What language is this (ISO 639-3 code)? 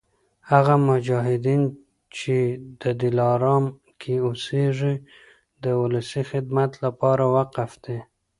pus